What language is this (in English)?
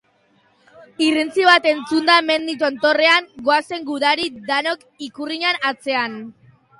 Basque